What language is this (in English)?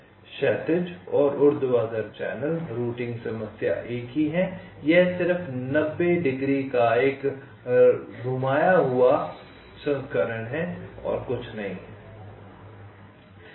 Hindi